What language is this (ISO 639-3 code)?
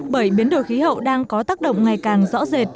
vie